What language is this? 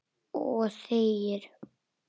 Icelandic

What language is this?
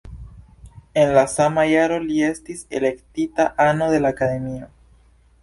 Esperanto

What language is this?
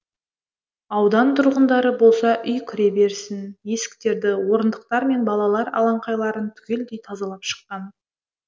Kazakh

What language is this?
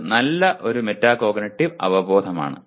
Malayalam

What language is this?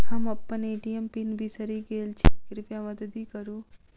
Maithili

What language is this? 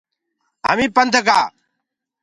Gurgula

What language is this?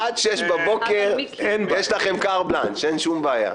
Hebrew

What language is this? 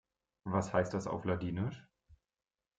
German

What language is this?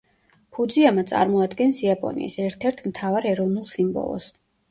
Georgian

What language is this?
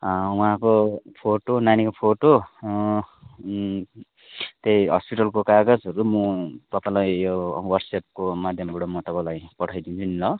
Nepali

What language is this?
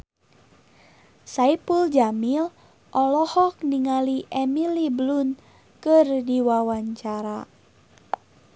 Sundanese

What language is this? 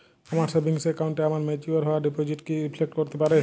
Bangla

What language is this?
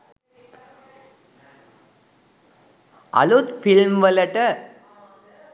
Sinhala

